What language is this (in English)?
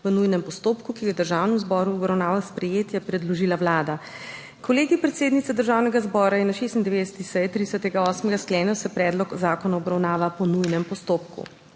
Slovenian